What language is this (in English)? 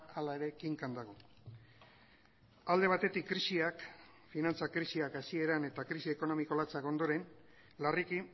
Basque